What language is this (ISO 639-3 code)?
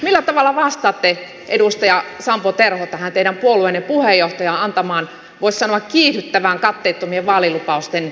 fin